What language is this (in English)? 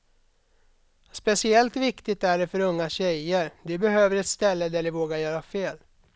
Swedish